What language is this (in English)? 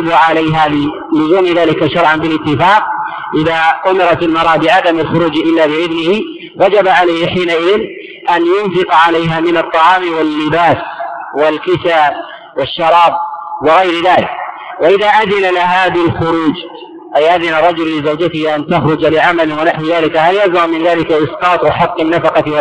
Arabic